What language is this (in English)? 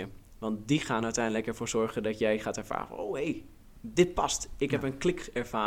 Dutch